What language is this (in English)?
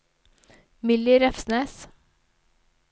Norwegian